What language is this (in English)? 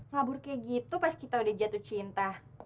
Indonesian